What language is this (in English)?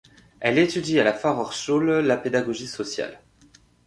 French